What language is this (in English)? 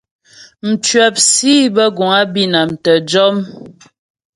Ghomala